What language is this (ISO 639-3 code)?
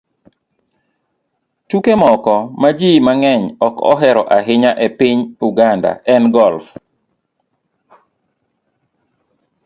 luo